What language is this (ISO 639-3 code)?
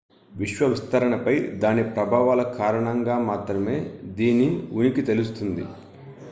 tel